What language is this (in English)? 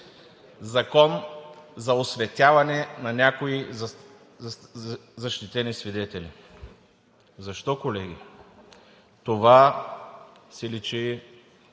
Bulgarian